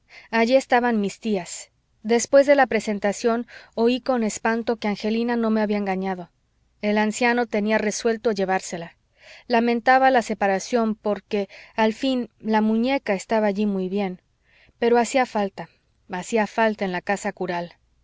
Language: Spanish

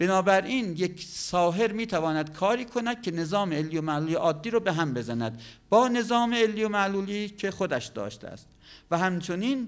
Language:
Persian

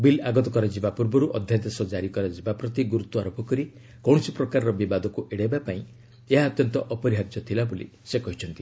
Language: Odia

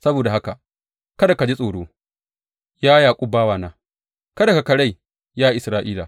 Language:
Hausa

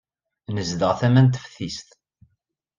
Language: Kabyle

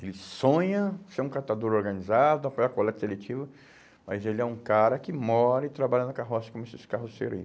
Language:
Portuguese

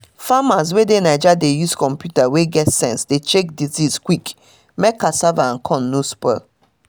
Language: Nigerian Pidgin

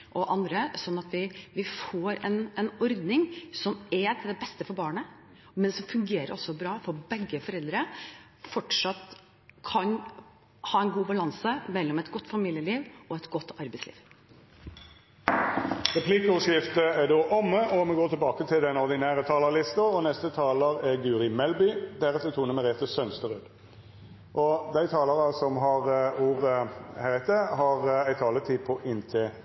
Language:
Norwegian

